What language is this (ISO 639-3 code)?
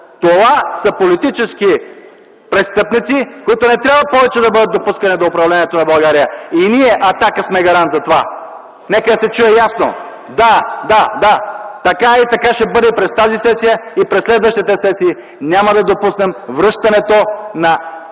bul